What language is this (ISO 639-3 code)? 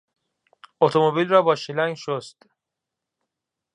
fas